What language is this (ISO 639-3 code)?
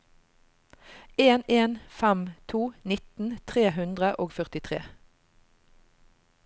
nor